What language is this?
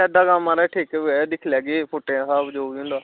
Dogri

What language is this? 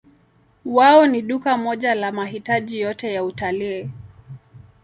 Swahili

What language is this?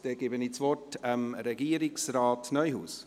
Swiss German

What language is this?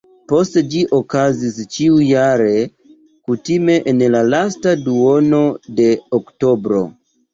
Esperanto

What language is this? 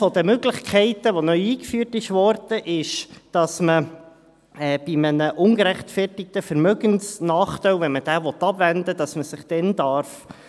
Swiss German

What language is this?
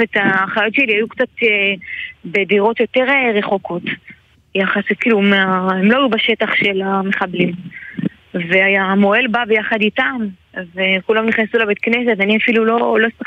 Hebrew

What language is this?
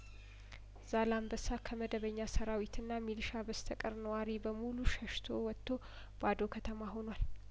Amharic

